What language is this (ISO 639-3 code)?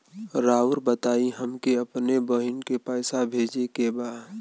bho